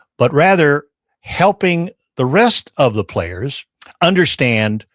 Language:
English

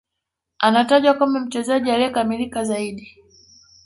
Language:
Swahili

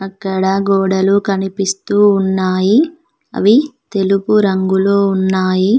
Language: Telugu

